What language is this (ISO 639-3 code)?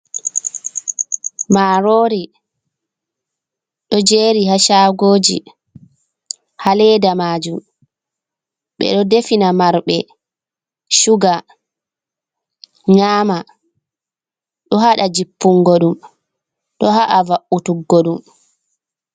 ful